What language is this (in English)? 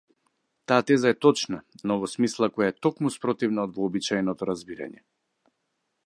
Macedonian